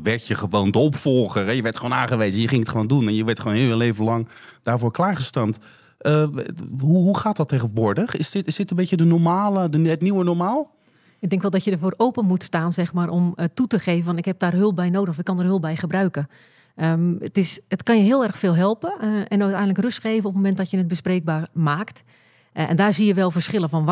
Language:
Dutch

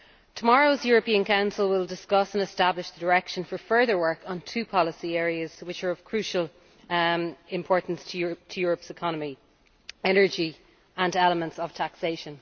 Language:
English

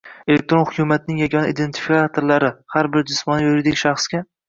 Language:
Uzbek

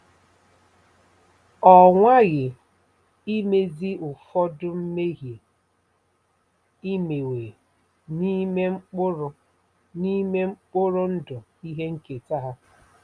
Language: Igbo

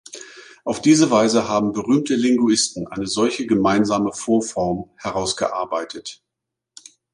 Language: German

